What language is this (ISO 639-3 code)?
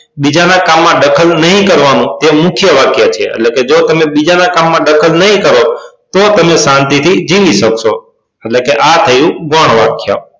guj